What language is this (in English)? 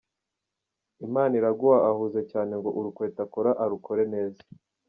Kinyarwanda